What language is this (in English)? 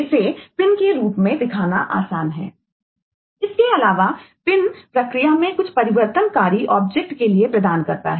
Hindi